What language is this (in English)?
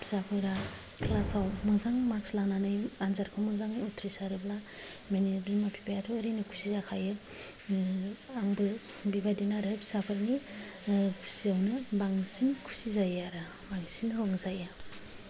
Bodo